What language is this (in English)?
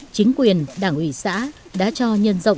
Vietnamese